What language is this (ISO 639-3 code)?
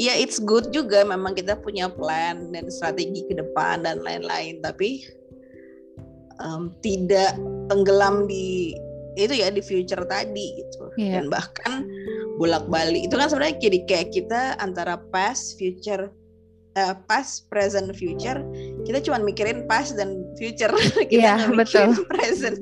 ind